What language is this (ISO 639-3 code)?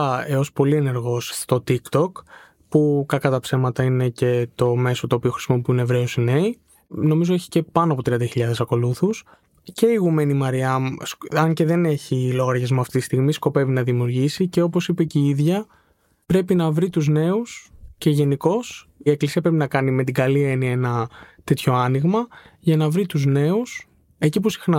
ell